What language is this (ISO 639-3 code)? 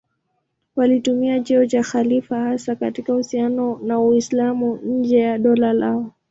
swa